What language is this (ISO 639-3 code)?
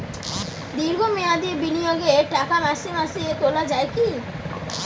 ben